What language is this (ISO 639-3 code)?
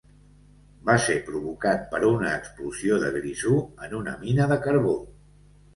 cat